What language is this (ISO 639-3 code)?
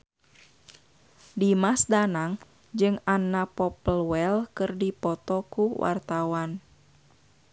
sun